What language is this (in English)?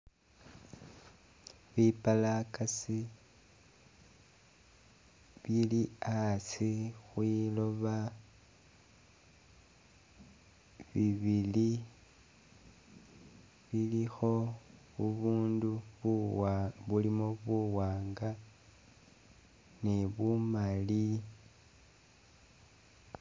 Masaaba